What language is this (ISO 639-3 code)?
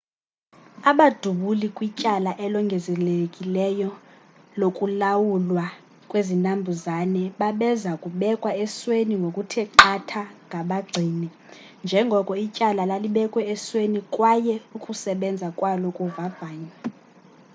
xho